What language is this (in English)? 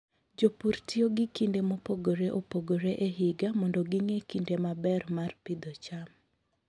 Luo (Kenya and Tanzania)